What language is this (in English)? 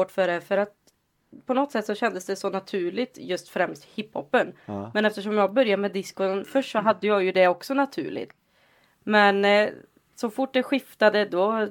Swedish